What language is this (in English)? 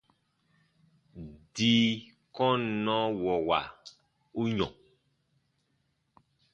Baatonum